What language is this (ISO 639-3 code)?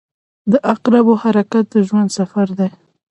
pus